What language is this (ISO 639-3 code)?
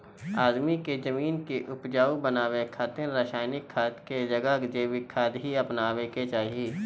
bho